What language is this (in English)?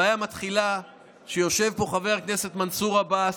Hebrew